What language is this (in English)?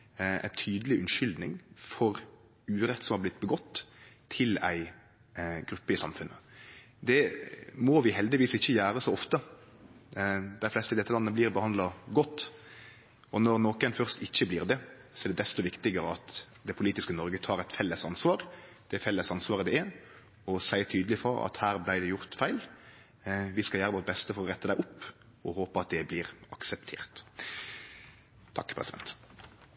Norwegian Nynorsk